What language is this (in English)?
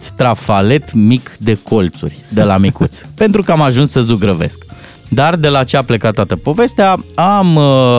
Romanian